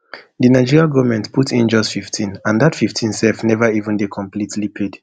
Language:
Nigerian Pidgin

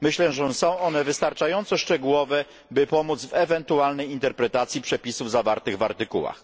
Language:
Polish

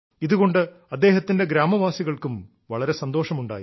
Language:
Malayalam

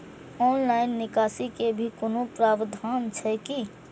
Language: Maithili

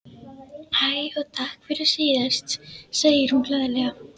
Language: Icelandic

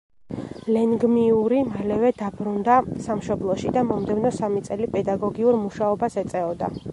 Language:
Georgian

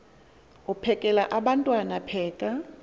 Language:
Xhosa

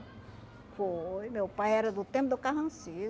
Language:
Portuguese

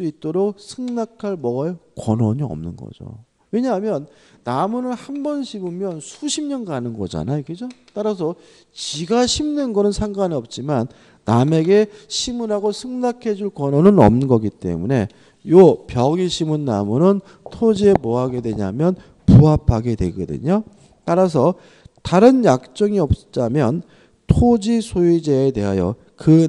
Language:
Korean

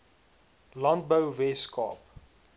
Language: Afrikaans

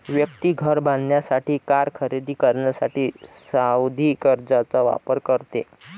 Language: Marathi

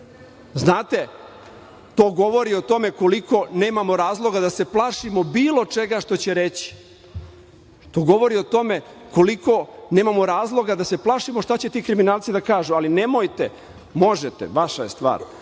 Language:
Serbian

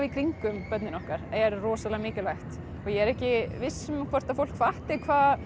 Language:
Icelandic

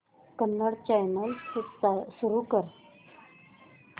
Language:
Marathi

